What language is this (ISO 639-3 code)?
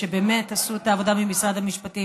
heb